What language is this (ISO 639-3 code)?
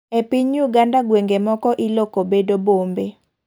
luo